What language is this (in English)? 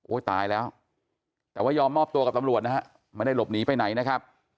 Thai